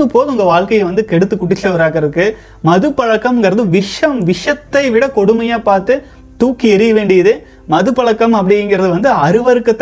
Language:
Tamil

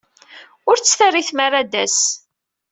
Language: Kabyle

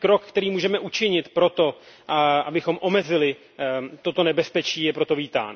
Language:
Czech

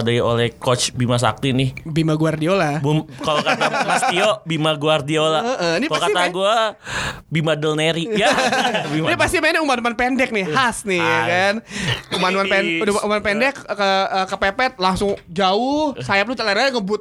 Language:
Indonesian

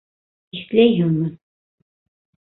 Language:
Bashkir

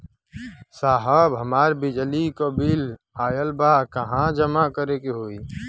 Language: Bhojpuri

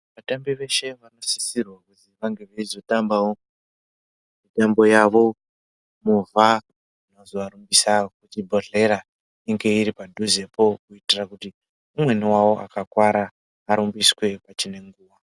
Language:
Ndau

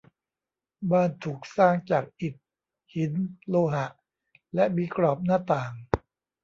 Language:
Thai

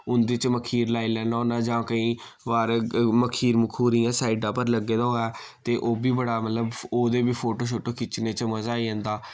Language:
Dogri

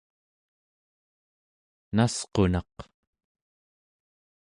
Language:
Central Yupik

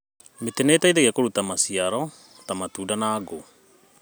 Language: Kikuyu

